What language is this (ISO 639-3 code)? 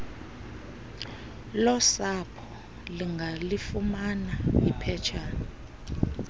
xho